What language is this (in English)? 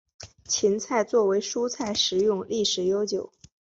Chinese